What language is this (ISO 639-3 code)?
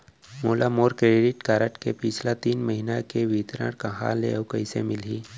hne